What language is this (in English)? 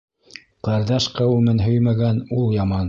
Bashkir